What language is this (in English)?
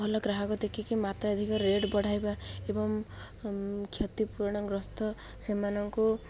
Odia